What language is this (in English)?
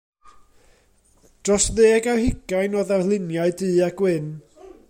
Welsh